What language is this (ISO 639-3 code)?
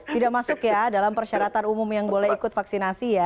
ind